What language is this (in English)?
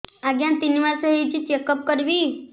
Odia